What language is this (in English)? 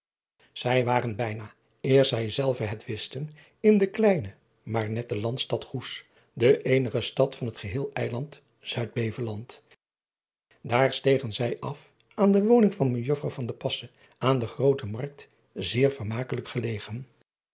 Dutch